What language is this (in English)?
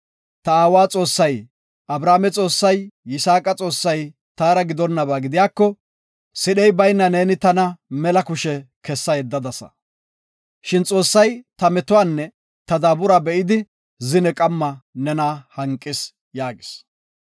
Gofa